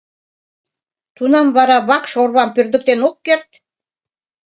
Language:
Mari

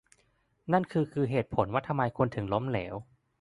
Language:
Thai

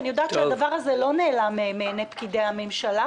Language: Hebrew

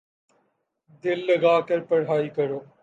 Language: Urdu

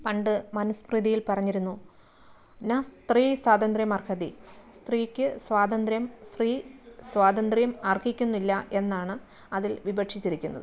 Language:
Malayalam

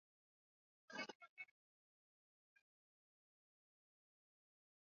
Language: Swahili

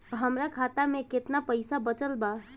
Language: Bhojpuri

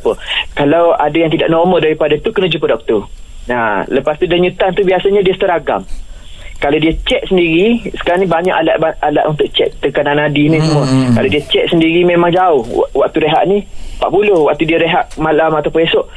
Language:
Malay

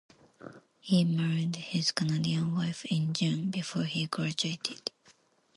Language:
English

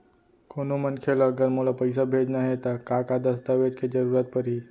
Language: Chhattisgarhi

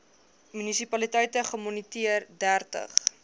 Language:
Afrikaans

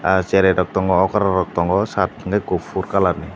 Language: Kok Borok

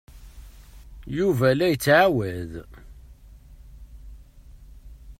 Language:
Kabyle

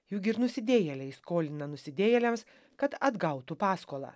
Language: Lithuanian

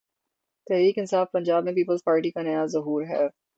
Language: Urdu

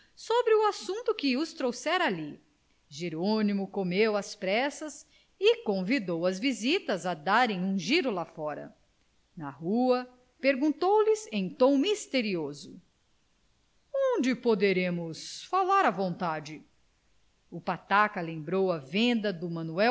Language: Portuguese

